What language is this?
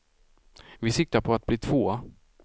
Swedish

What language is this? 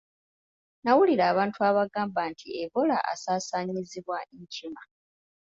Ganda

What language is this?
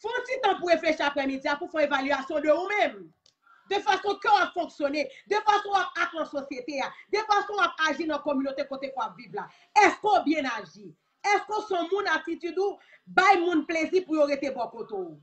French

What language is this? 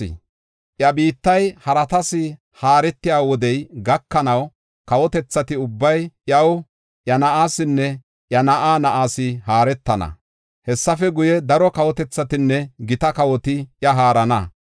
Gofa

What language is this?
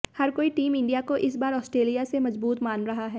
Hindi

